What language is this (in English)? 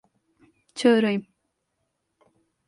Turkish